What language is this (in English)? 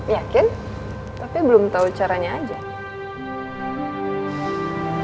Indonesian